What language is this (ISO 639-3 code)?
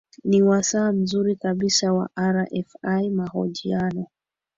swa